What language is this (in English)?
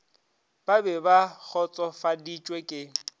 Northern Sotho